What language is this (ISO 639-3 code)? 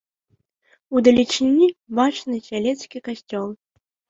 bel